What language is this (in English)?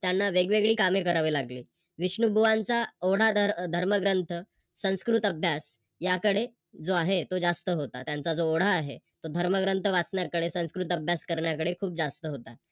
Marathi